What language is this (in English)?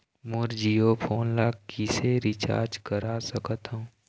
Chhattisgarhi